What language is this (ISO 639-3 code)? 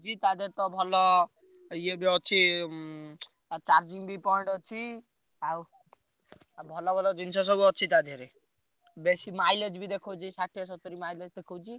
ori